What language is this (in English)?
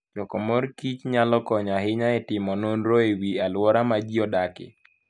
Luo (Kenya and Tanzania)